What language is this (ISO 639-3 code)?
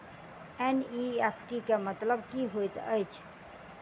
mai